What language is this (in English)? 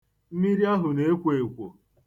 Igbo